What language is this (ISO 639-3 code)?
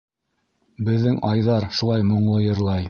bak